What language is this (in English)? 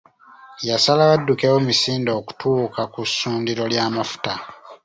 Ganda